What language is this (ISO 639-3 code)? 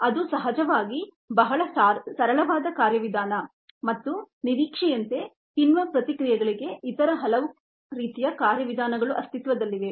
kan